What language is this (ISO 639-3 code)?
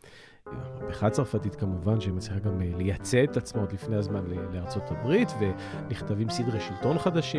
heb